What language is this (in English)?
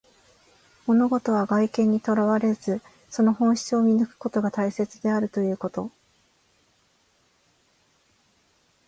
Japanese